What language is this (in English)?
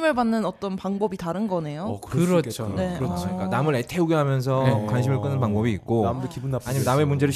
Korean